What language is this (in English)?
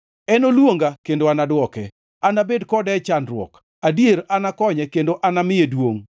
Luo (Kenya and Tanzania)